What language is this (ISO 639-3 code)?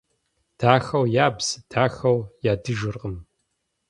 kbd